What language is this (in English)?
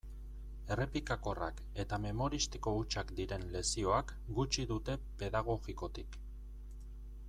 Basque